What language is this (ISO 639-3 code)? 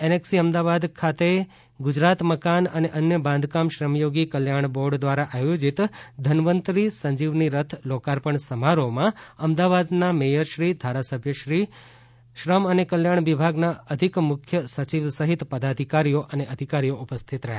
guj